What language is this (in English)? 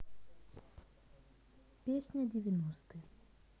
Russian